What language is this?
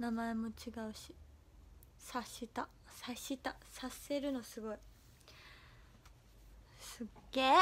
Japanese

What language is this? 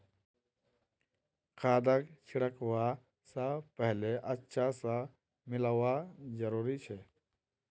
Magahi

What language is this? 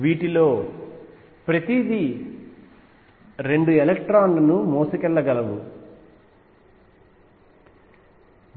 Telugu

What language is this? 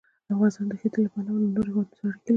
Pashto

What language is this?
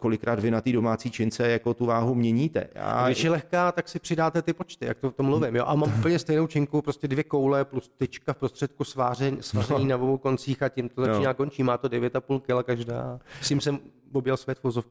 Czech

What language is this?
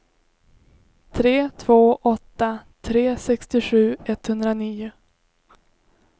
Swedish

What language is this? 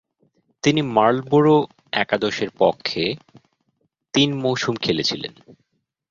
Bangla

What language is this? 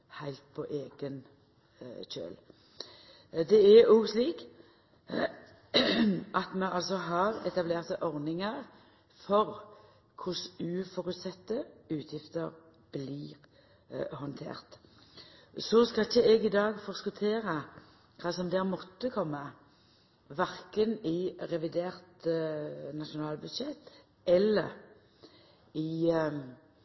Norwegian Nynorsk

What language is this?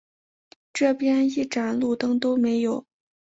Chinese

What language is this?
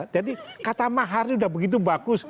Indonesian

